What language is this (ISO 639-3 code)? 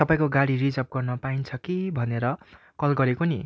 nep